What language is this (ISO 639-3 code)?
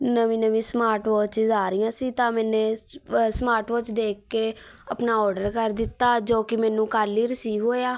pan